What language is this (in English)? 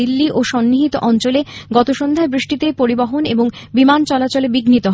Bangla